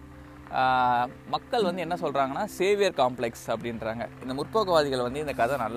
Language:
Tamil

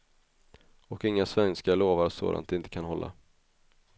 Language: Swedish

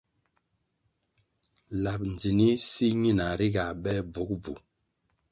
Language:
Kwasio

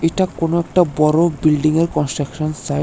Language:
Bangla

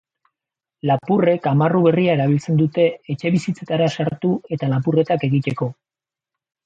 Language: Basque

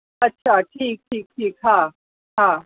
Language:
Sindhi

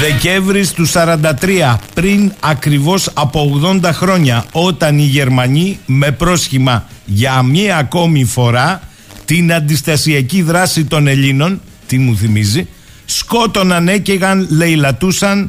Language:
Greek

